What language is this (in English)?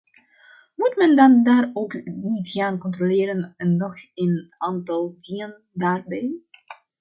Dutch